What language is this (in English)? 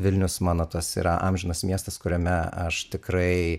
Lithuanian